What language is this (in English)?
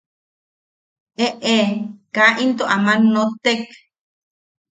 Yaqui